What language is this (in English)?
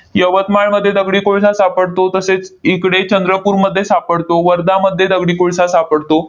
Marathi